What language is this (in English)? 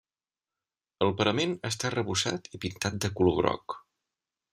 Catalan